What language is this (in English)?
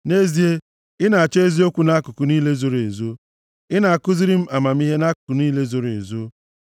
Igbo